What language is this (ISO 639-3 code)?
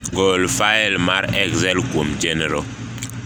luo